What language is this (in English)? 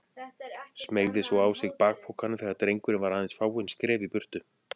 Icelandic